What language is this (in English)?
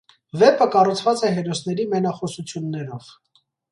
Armenian